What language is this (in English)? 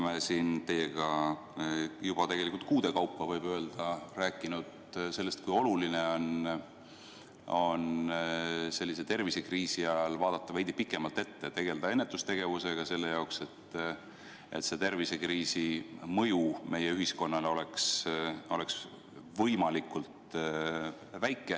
Estonian